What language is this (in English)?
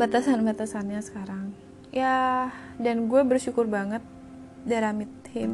Indonesian